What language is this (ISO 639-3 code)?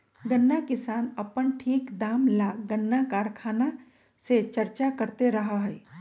mag